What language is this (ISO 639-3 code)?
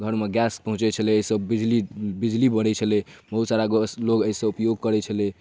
mai